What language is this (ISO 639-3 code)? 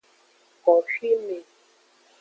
ajg